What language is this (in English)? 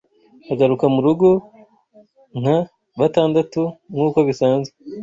Kinyarwanda